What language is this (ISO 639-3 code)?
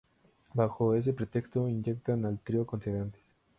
spa